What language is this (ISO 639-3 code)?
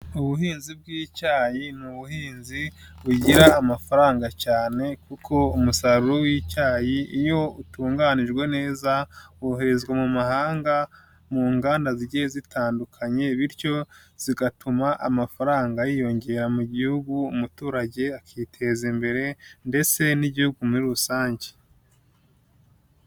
kin